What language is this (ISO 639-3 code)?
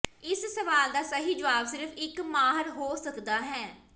pan